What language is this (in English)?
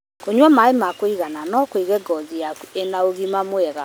Kikuyu